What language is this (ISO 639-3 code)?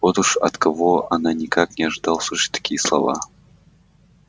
rus